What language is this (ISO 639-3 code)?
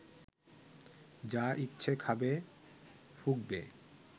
ben